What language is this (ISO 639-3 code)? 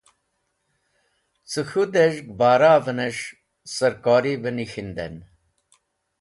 wbl